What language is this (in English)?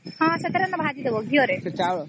Odia